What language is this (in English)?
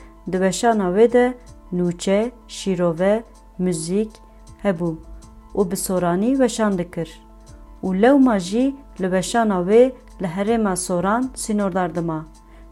Turkish